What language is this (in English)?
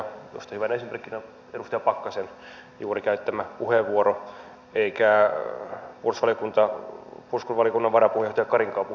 Finnish